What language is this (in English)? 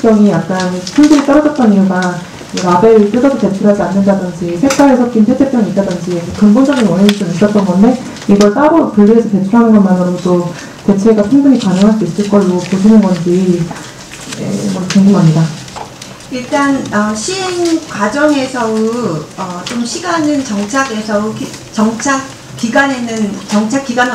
Korean